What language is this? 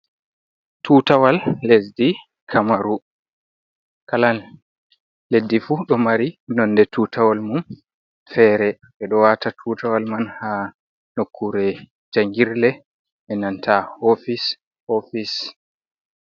Fula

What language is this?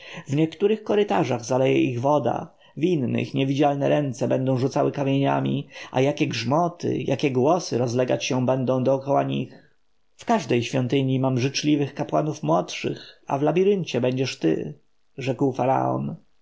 Polish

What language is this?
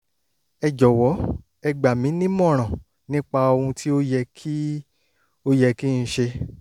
Yoruba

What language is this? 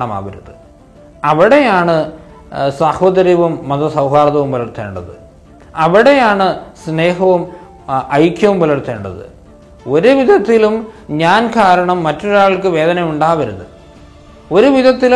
Malayalam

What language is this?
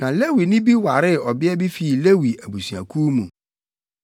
Akan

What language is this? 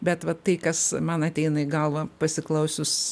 Lithuanian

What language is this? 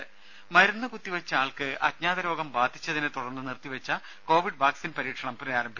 Malayalam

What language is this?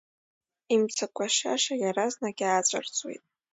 Abkhazian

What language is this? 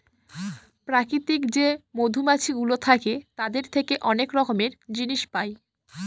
Bangla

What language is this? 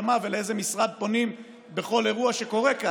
Hebrew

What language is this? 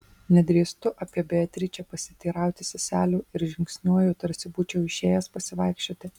Lithuanian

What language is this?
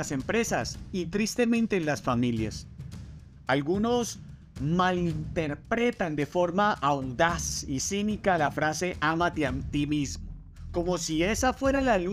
Spanish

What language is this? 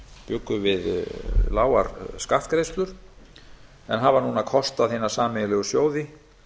Icelandic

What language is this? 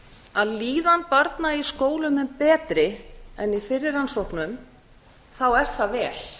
Icelandic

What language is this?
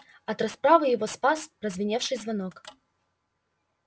Russian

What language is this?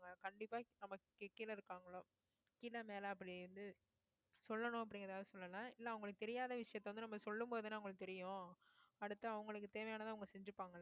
Tamil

